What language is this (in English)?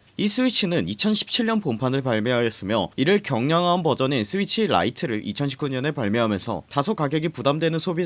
Korean